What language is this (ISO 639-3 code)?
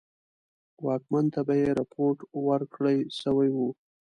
pus